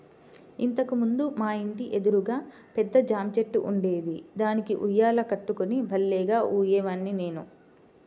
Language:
Telugu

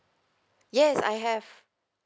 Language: English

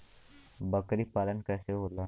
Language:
Bhojpuri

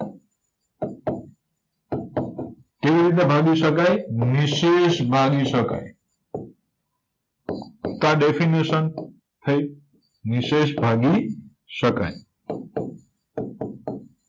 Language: Gujarati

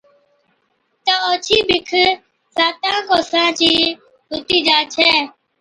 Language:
Od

